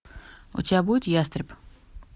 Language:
Russian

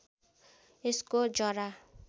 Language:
Nepali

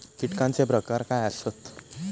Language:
Marathi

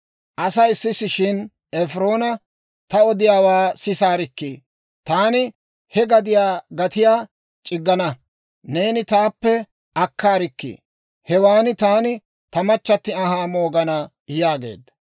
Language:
Dawro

